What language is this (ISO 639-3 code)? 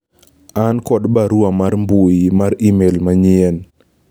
luo